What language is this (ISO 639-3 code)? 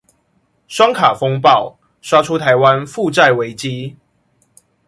zho